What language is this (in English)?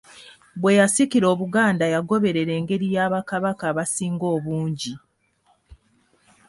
Ganda